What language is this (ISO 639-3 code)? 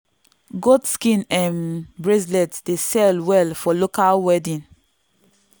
pcm